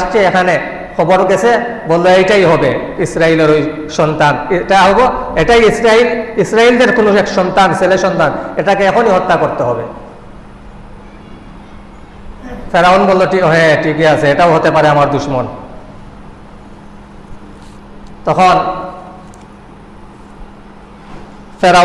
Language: Indonesian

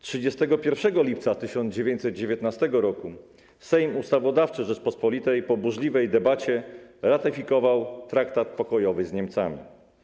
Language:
Polish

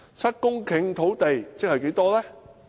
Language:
Cantonese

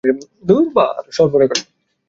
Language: Bangla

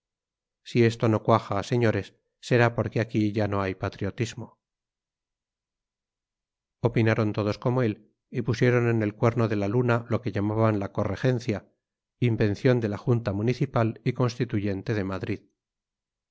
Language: Spanish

